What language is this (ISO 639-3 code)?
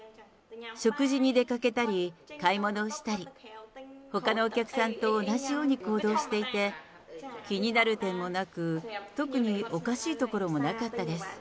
jpn